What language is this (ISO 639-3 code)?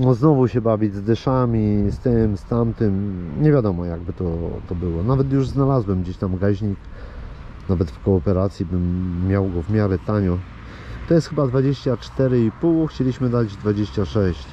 pol